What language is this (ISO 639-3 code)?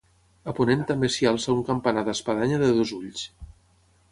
cat